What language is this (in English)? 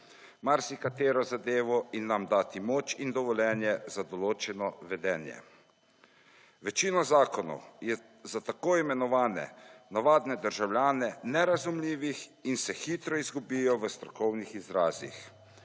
Slovenian